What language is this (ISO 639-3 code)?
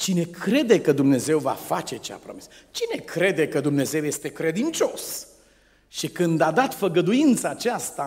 ron